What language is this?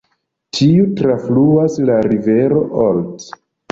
Esperanto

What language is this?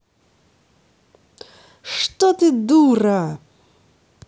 Russian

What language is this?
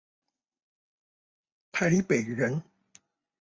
Chinese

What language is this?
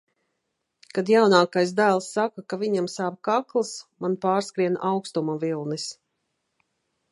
Latvian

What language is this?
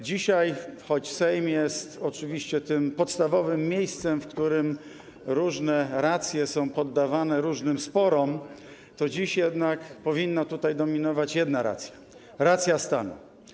Polish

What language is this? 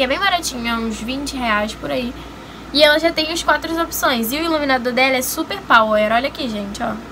Portuguese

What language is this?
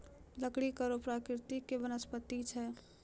Maithili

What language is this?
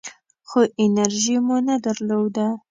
Pashto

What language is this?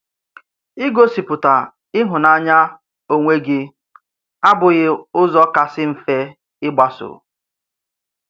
Igbo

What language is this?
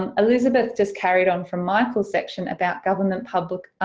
English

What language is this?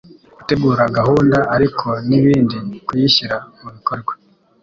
Kinyarwanda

